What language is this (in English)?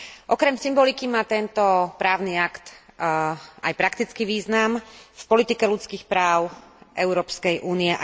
Slovak